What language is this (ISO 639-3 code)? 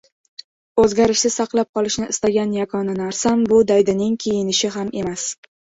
uzb